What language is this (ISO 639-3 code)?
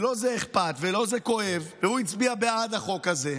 heb